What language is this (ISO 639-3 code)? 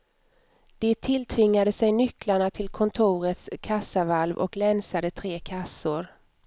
swe